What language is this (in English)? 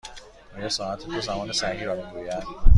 Persian